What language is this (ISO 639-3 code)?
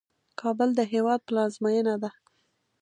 pus